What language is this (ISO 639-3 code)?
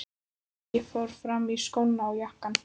isl